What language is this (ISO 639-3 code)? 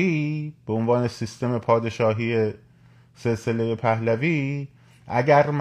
fas